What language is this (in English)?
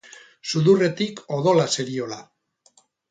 Basque